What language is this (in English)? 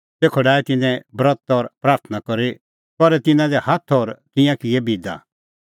Kullu Pahari